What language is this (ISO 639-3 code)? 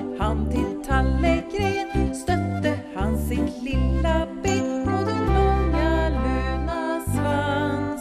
nor